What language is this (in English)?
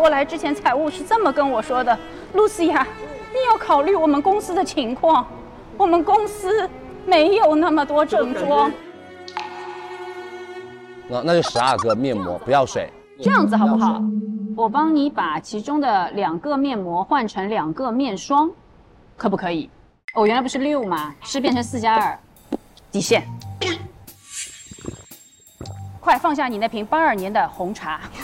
Chinese